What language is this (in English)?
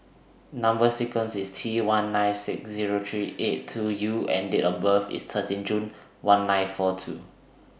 English